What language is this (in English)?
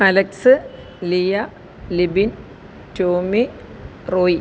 Malayalam